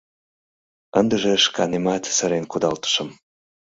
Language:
Mari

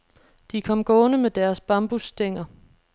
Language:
Danish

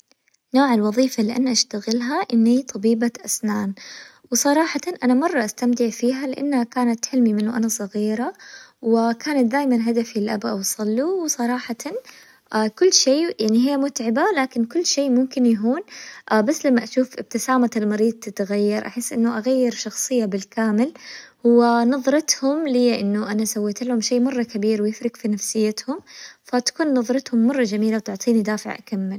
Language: Hijazi Arabic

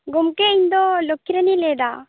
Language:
Santali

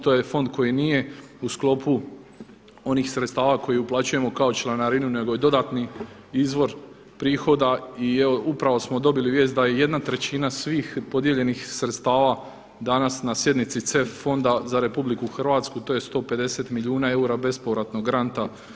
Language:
Croatian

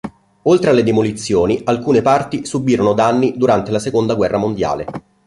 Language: Italian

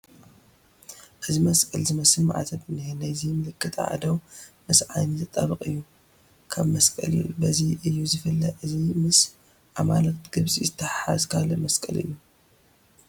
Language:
Tigrinya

